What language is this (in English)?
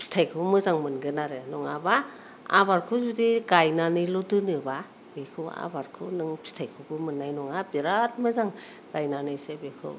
Bodo